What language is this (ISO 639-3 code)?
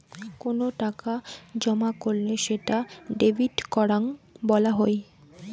ben